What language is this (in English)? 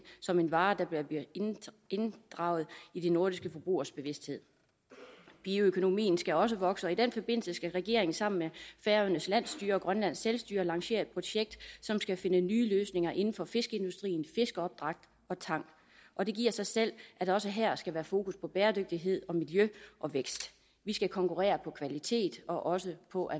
Danish